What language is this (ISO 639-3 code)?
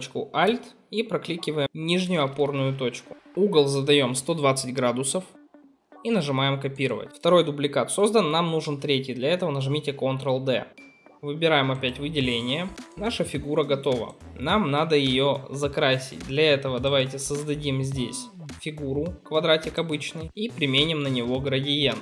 rus